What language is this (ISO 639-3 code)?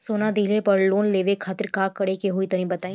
bho